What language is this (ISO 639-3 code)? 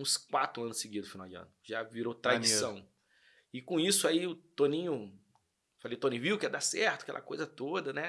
por